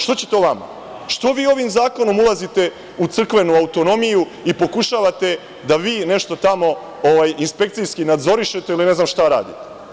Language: Serbian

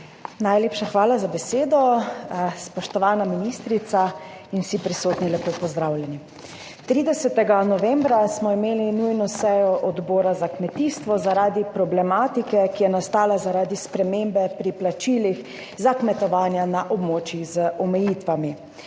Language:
Slovenian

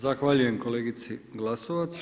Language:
Croatian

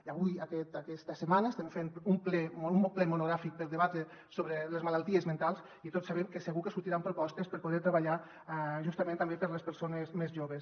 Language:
Catalan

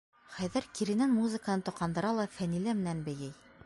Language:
Bashkir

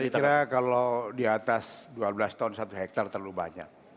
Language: Indonesian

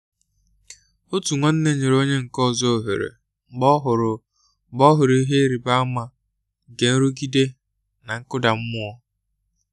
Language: Igbo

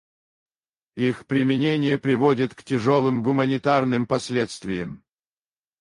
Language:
Russian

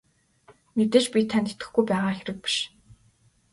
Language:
Mongolian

